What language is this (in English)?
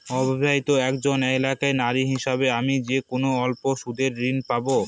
Bangla